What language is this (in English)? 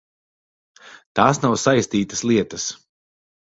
Latvian